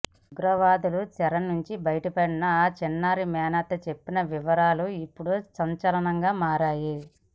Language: Telugu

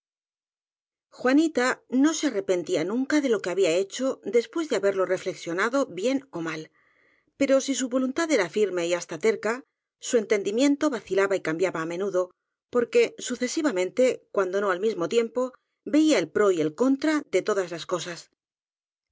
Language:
Spanish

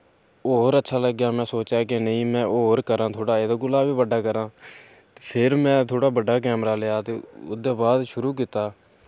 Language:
Dogri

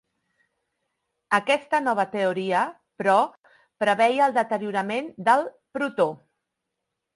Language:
Catalan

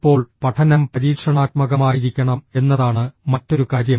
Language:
Malayalam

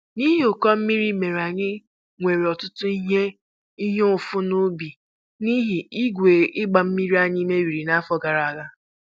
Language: Igbo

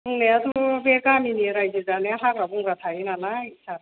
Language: Bodo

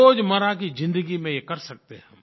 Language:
Hindi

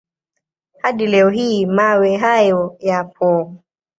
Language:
Swahili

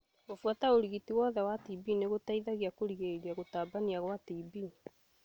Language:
Kikuyu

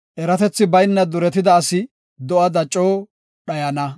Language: Gofa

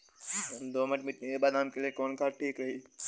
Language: Bhojpuri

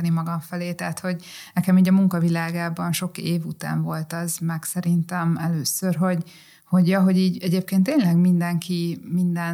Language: Hungarian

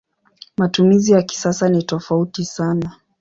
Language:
Swahili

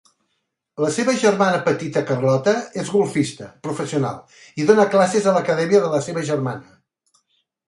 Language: Catalan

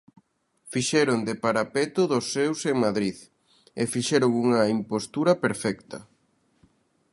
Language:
Galician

